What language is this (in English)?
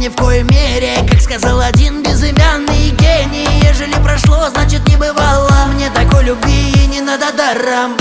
Russian